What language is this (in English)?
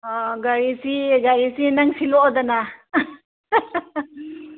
Manipuri